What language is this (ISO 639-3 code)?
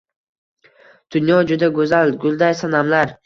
uzb